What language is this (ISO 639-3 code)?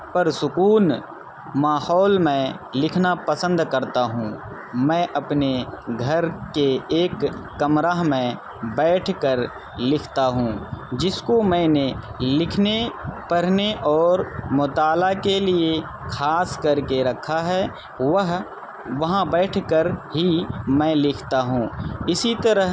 urd